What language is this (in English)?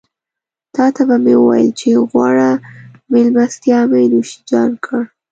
Pashto